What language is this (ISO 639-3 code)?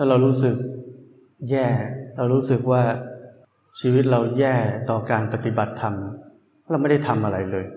tha